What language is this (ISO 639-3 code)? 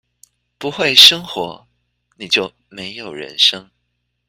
zho